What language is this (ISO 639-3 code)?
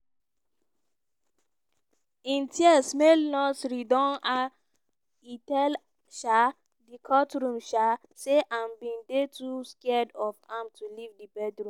pcm